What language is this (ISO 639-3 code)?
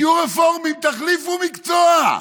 heb